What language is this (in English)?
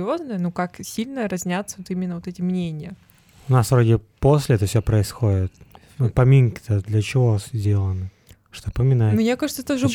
Russian